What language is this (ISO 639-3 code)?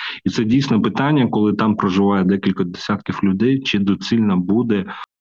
ukr